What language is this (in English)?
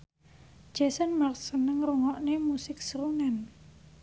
Javanese